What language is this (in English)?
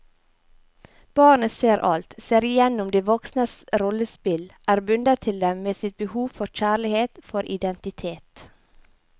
Norwegian